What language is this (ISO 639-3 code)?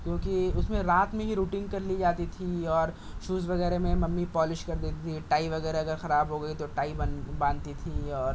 urd